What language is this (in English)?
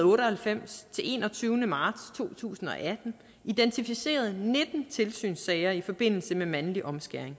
Danish